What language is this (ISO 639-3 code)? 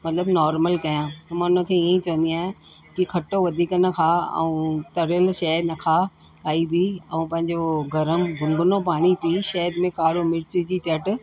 snd